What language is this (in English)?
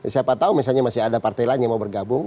Indonesian